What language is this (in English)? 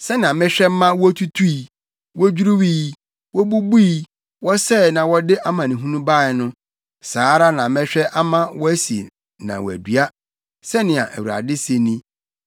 Akan